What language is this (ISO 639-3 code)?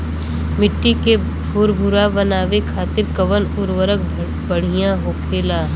bho